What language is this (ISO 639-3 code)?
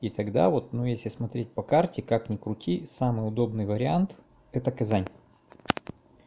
rus